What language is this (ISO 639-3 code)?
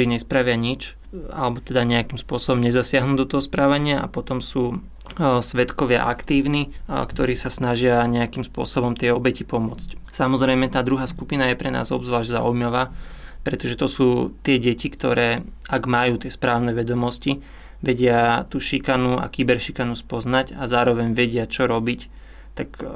slk